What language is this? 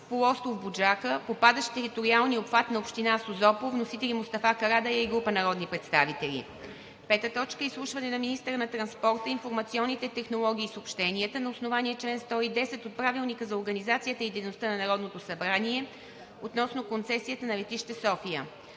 Bulgarian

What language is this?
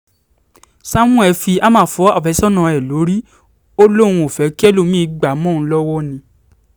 Yoruba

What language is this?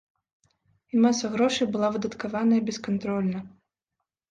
Belarusian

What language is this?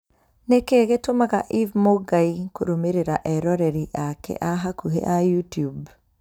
Kikuyu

